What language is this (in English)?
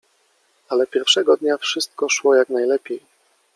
Polish